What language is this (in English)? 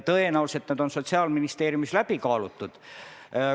Estonian